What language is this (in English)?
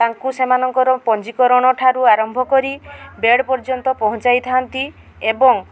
Odia